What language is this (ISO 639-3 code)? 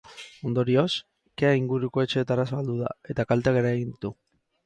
eus